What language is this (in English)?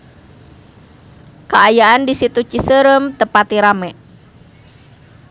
Sundanese